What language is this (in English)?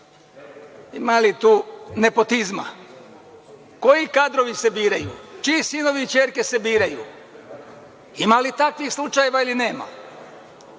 Serbian